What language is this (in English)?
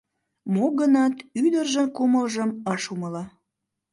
Mari